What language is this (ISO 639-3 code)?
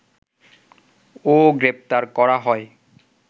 ben